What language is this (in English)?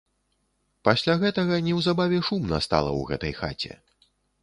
Belarusian